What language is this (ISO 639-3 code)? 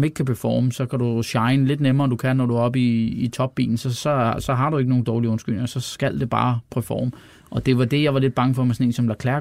dan